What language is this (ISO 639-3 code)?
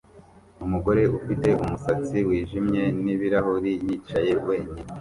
kin